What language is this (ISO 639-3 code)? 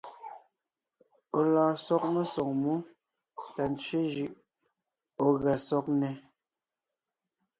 nnh